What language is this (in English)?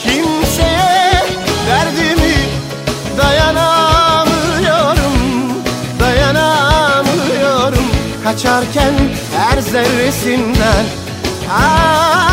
Turkish